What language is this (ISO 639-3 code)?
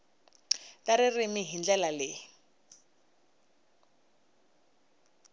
tso